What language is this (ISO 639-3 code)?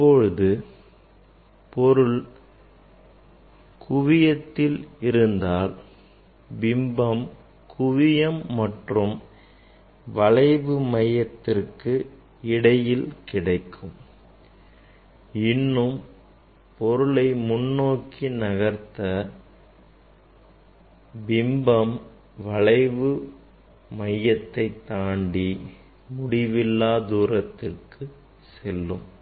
tam